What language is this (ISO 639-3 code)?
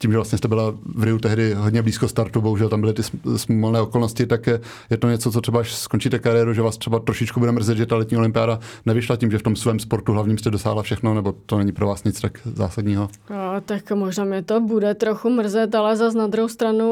ces